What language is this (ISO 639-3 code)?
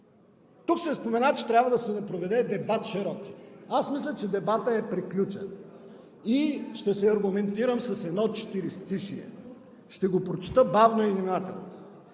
bul